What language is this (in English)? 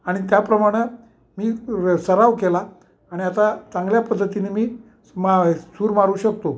Marathi